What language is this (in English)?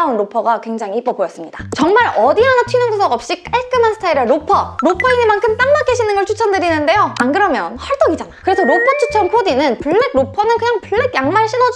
Korean